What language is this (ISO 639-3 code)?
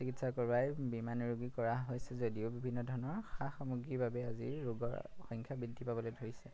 asm